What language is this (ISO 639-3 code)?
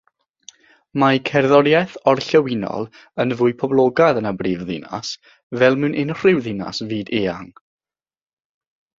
cym